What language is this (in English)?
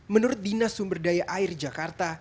Indonesian